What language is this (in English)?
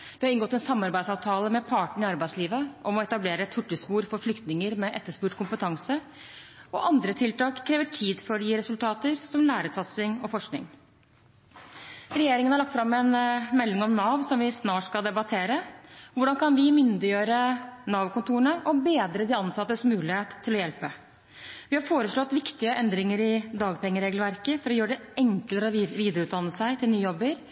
Norwegian Bokmål